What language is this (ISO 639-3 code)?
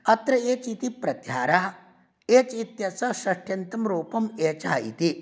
san